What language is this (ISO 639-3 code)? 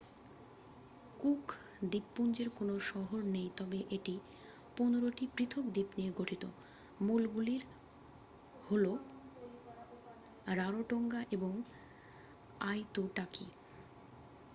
ben